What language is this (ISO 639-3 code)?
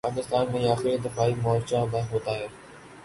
urd